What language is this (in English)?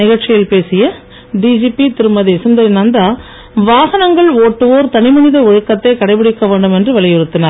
Tamil